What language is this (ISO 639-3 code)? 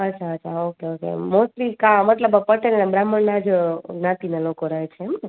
guj